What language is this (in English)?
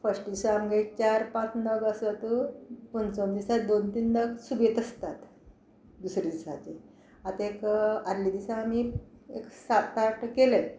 Konkani